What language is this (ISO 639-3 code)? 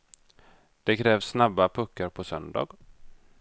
swe